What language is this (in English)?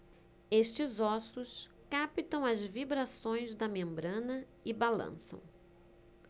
Portuguese